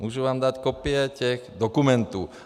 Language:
Czech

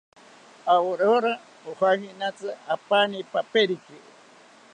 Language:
South Ucayali Ashéninka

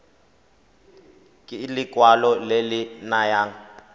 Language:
Tswana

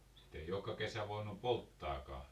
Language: Finnish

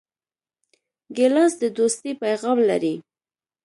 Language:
Pashto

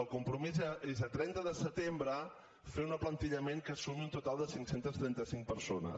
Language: Catalan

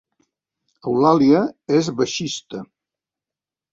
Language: Catalan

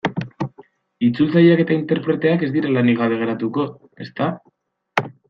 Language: Basque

